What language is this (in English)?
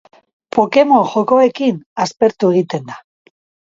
Basque